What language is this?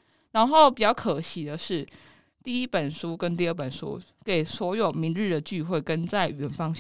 Chinese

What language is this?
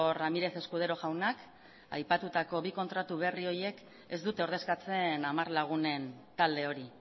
Basque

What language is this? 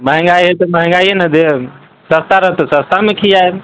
Maithili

